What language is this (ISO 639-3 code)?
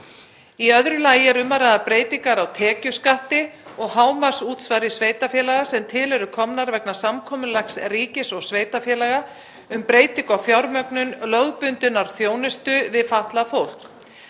isl